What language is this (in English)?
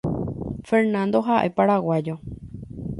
Guarani